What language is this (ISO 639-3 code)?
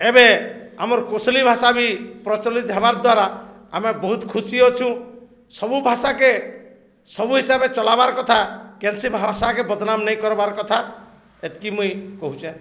ori